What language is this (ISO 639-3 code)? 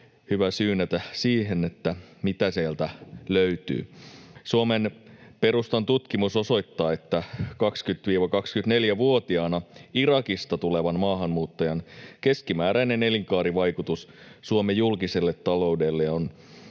fin